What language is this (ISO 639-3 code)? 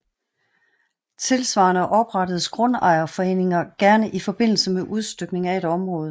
dan